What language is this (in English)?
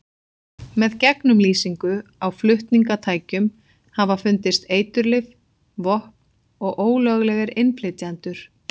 Icelandic